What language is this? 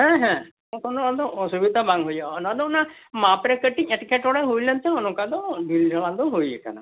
Santali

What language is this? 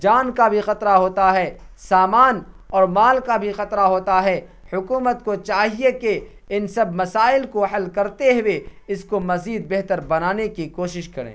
Urdu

